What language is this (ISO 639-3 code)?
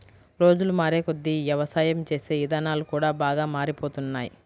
tel